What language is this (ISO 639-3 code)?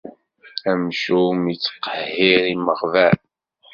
kab